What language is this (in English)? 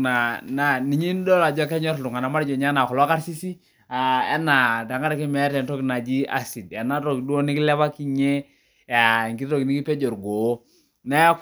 Masai